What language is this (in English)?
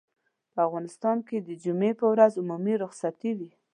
Pashto